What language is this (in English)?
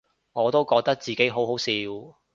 Cantonese